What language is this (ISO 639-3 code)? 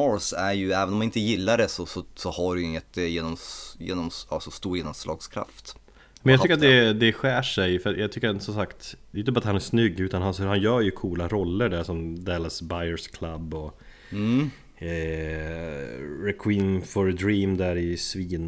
swe